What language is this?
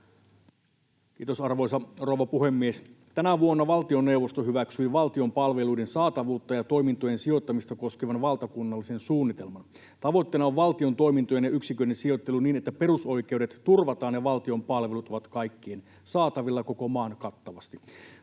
Finnish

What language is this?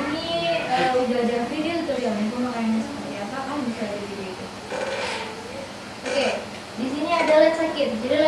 Indonesian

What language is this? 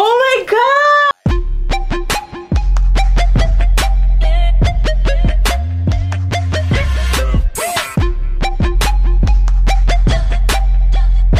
Filipino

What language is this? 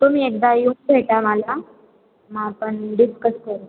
Marathi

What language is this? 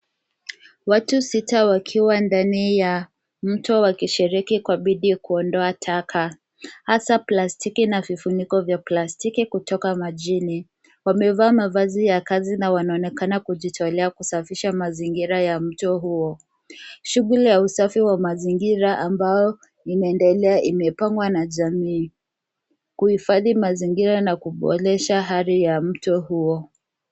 Swahili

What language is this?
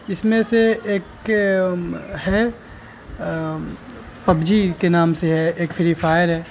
Urdu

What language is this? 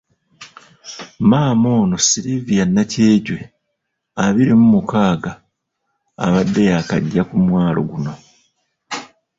Ganda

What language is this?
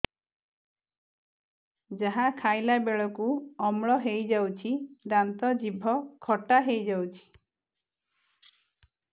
Odia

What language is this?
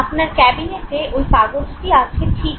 Bangla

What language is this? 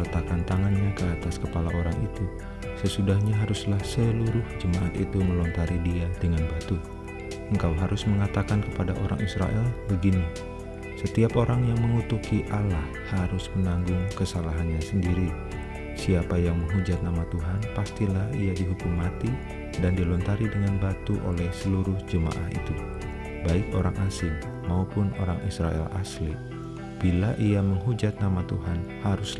Indonesian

